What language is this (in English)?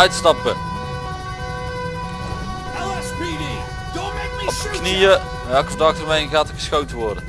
Dutch